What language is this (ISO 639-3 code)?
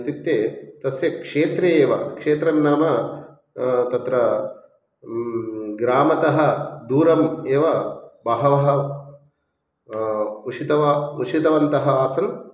san